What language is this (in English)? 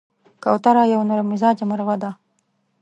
Pashto